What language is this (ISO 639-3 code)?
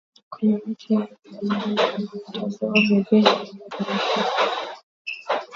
swa